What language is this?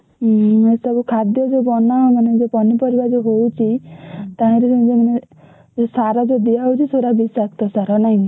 Odia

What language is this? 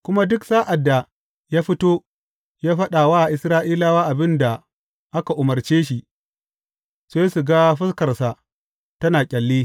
Hausa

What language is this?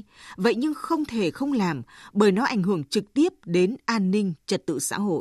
Vietnamese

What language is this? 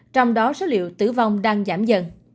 Vietnamese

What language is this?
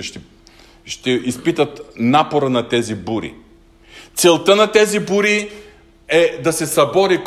Bulgarian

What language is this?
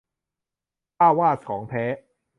Thai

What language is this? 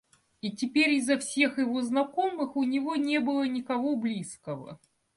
Russian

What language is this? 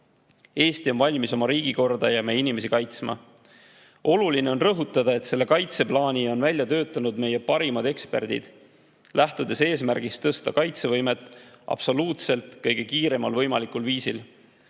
Estonian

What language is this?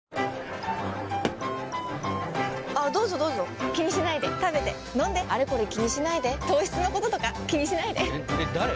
Japanese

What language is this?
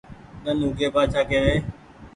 Goaria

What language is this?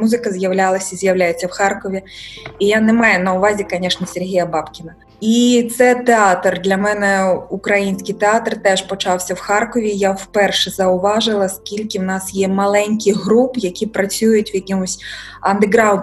Ukrainian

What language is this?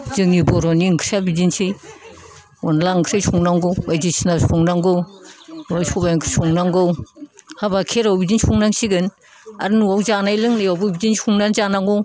Bodo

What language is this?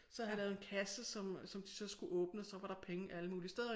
Danish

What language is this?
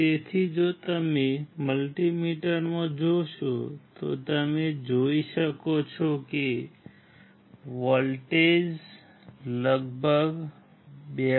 Gujarati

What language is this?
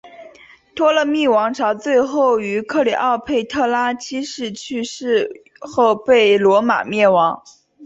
Chinese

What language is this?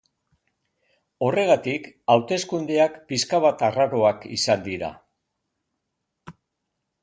Basque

